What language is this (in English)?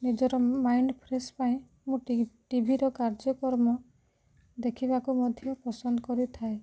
Odia